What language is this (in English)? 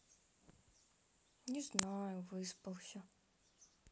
Russian